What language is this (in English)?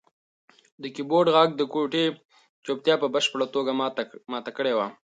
Pashto